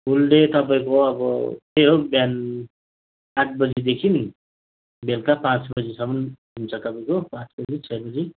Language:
Nepali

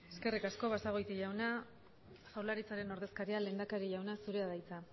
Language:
Basque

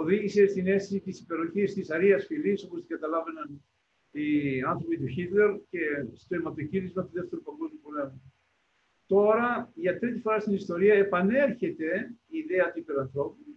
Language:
Greek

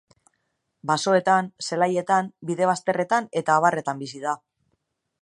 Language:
Basque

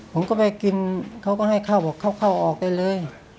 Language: Thai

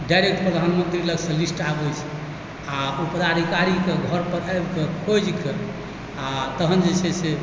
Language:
Maithili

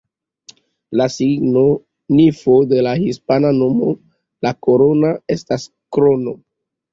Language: Esperanto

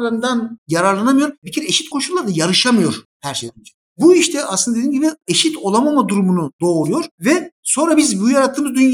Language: Turkish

